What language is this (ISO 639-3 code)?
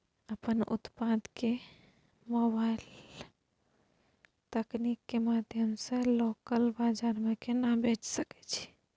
mai